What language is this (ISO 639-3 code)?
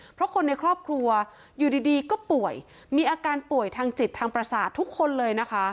tha